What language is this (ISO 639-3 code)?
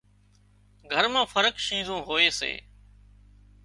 kxp